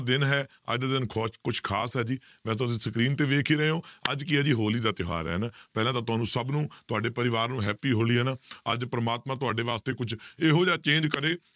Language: Punjabi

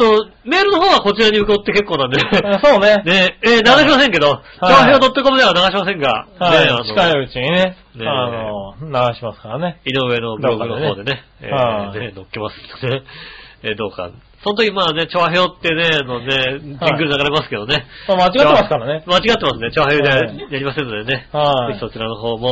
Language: Japanese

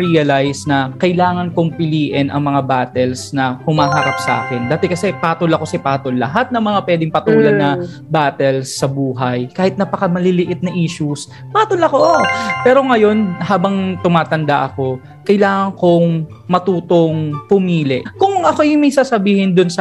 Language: Filipino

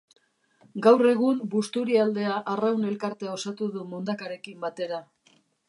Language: Basque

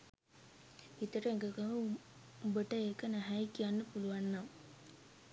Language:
Sinhala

